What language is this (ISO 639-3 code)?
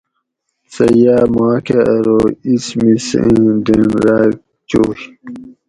gwc